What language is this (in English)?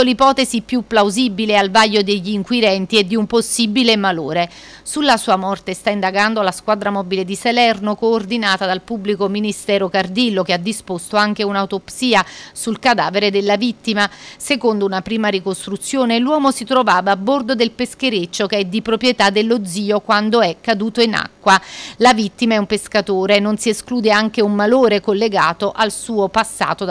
Italian